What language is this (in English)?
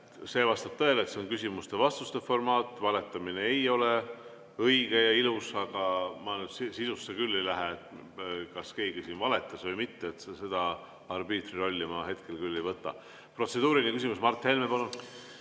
Estonian